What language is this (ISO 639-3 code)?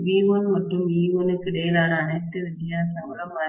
tam